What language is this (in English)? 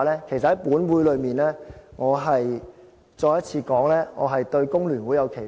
Cantonese